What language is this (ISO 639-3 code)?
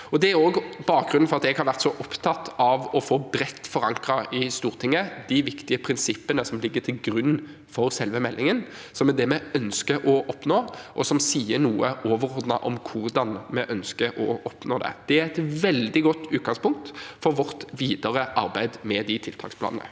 nor